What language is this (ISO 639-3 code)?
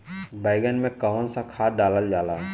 bho